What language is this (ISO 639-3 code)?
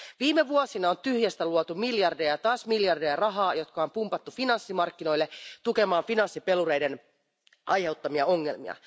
fin